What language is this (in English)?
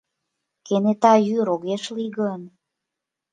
Mari